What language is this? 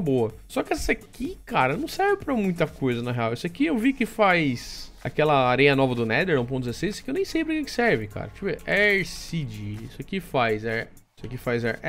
Portuguese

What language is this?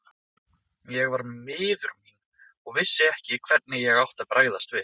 Icelandic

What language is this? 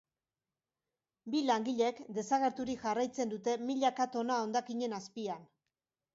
Basque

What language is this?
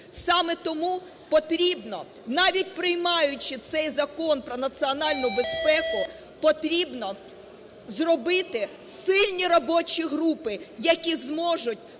Ukrainian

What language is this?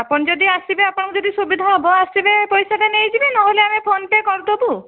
Odia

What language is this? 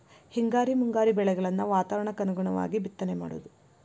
Kannada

